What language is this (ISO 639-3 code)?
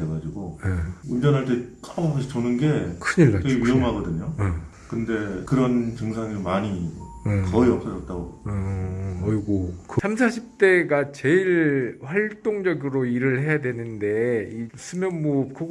kor